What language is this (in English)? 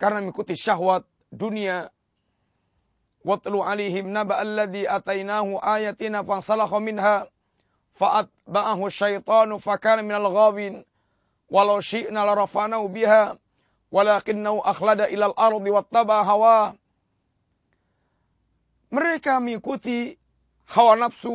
Malay